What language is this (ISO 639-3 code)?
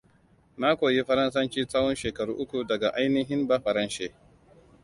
hau